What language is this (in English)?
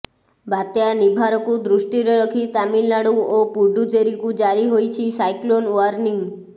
Odia